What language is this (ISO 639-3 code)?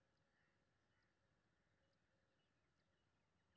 mai